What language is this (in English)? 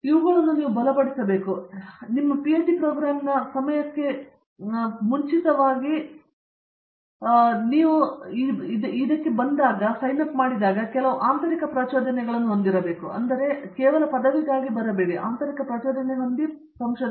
Kannada